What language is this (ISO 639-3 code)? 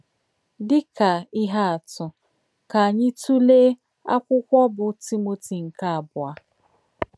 ibo